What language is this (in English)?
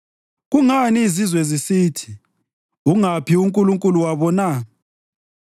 North Ndebele